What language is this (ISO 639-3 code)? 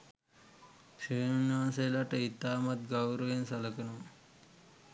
sin